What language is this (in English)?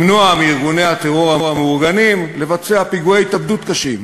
Hebrew